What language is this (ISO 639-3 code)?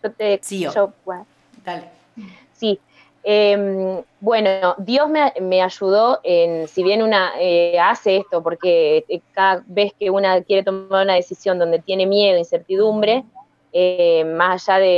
spa